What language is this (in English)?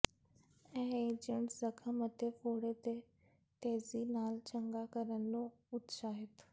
Punjabi